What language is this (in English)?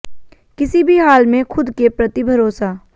Hindi